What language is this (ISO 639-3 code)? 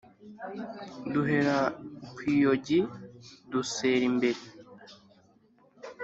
kin